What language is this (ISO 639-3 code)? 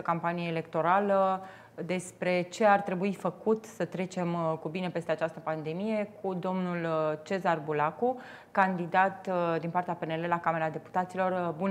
ron